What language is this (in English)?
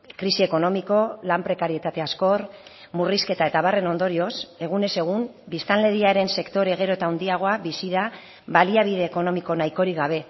Basque